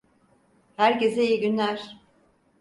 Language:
Turkish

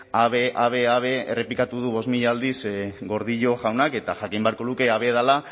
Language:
Basque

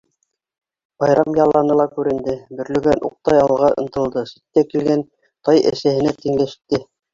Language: Bashkir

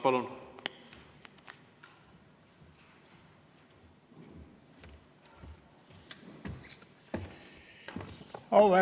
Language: Estonian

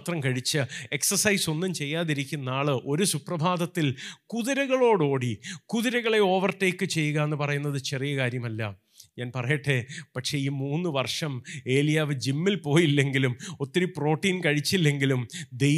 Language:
Malayalam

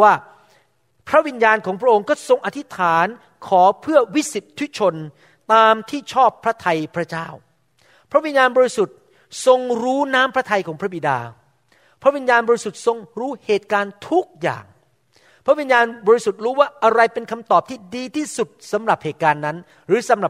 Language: Thai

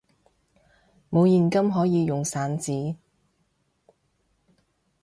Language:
Cantonese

